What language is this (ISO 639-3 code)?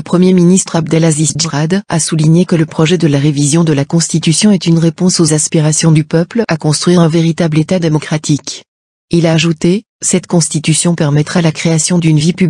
fra